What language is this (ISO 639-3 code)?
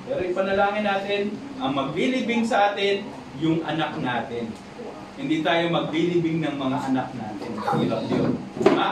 fil